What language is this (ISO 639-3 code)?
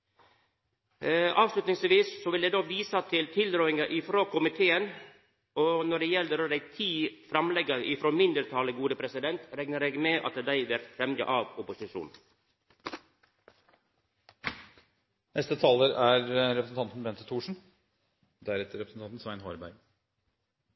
nno